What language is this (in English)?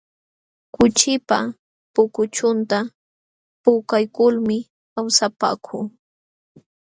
Jauja Wanca Quechua